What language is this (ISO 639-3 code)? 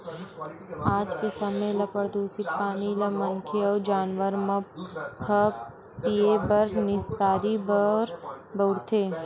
hne